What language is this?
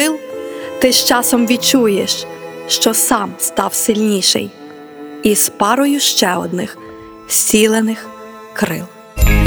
Ukrainian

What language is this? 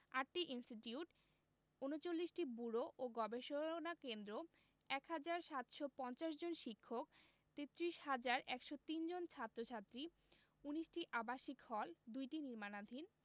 Bangla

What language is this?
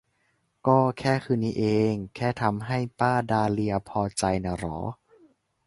Thai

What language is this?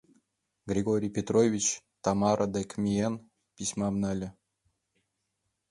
Mari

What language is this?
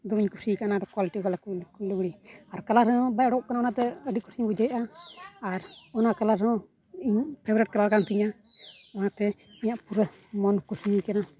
Santali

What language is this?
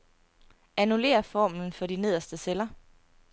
Danish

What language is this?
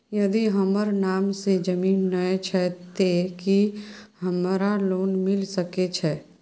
Maithili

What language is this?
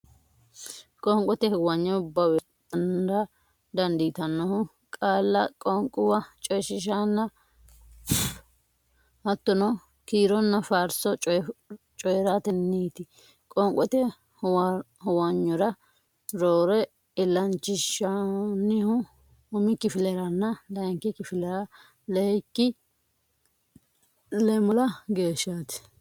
Sidamo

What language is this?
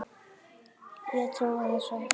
Icelandic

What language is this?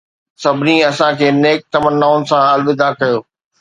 Sindhi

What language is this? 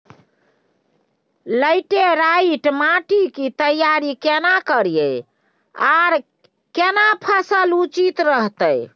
Maithili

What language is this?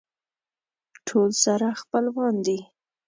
Pashto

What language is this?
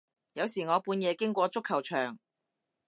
Cantonese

